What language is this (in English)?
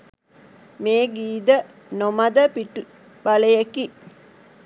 Sinhala